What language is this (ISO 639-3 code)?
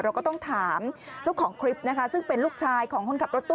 tha